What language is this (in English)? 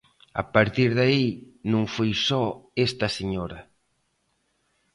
Galician